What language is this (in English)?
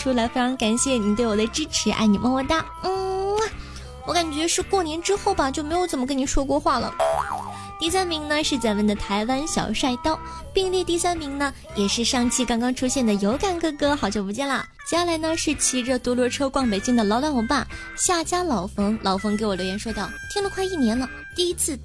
Chinese